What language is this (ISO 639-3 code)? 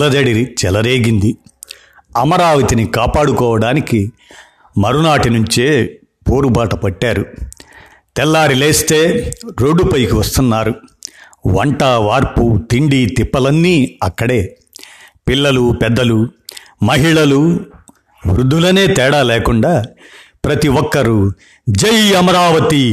tel